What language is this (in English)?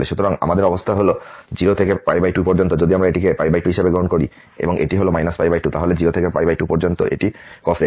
Bangla